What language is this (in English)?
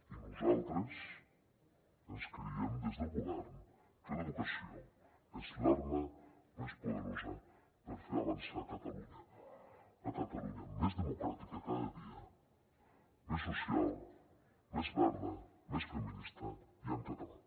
Catalan